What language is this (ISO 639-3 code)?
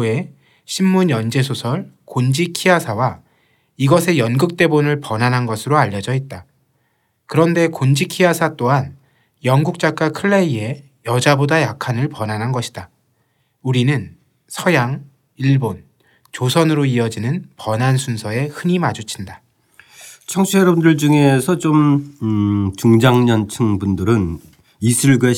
kor